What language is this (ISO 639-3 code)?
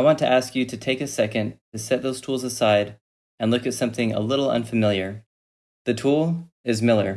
eng